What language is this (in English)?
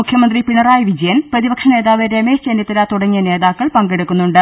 Malayalam